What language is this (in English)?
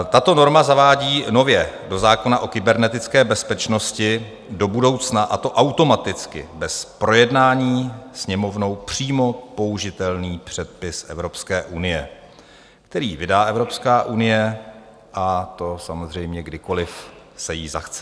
Czech